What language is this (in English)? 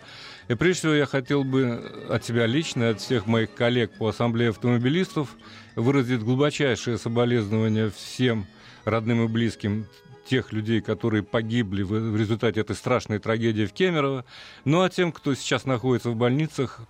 Russian